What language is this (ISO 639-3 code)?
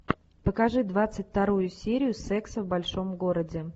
rus